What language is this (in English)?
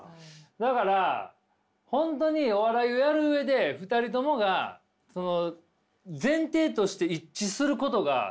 Japanese